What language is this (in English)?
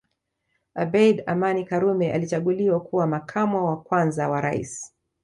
Swahili